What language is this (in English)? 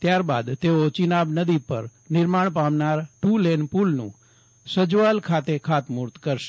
Gujarati